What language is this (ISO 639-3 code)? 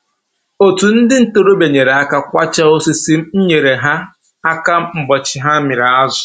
ibo